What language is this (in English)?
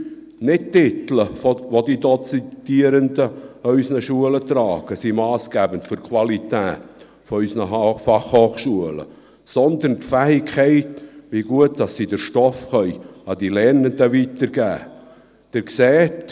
Swiss German